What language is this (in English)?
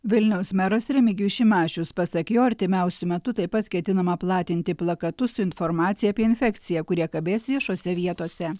Lithuanian